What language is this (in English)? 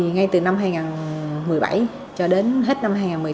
Vietnamese